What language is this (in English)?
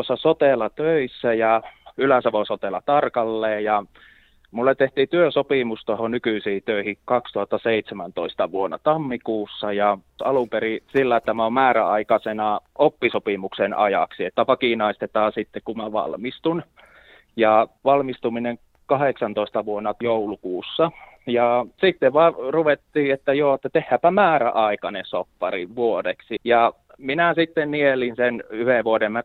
Finnish